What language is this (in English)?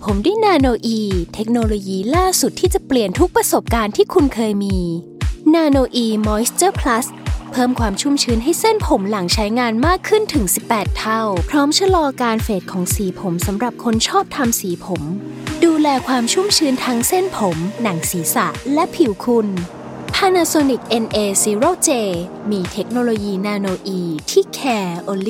Thai